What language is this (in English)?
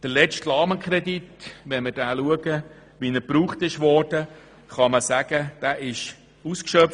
Swiss German